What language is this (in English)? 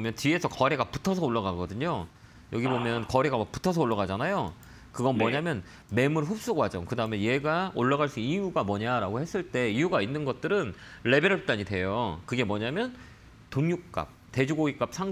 Korean